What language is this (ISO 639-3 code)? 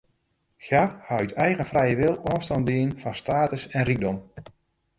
fry